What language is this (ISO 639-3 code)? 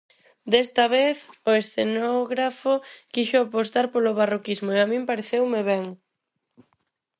glg